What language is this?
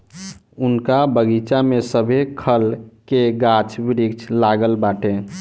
Bhojpuri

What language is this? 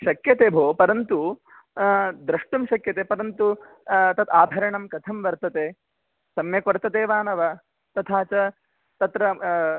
Sanskrit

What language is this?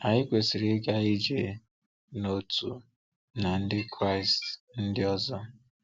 Igbo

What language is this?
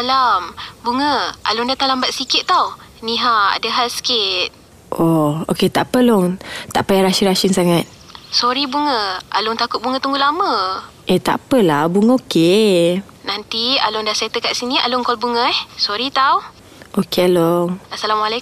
Malay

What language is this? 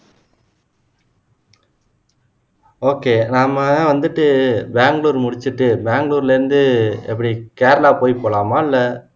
Tamil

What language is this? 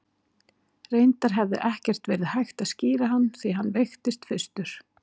Icelandic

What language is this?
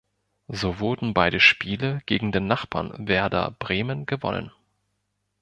German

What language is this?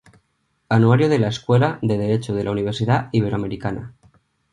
Spanish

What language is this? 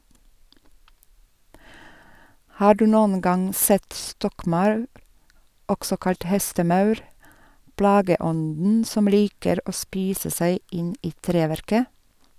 Norwegian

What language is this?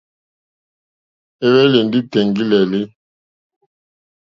Mokpwe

